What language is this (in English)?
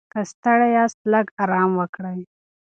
Pashto